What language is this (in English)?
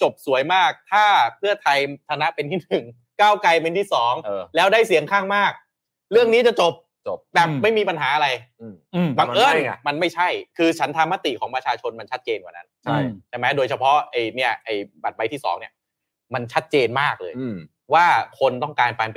Thai